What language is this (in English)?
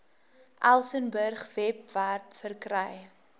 Afrikaans